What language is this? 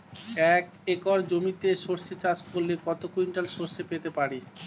Bangla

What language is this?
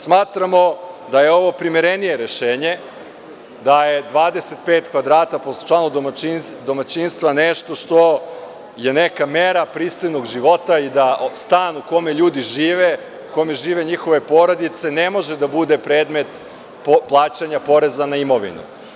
Serbian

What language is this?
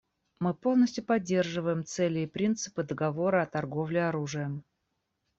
Russian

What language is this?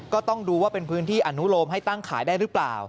Thai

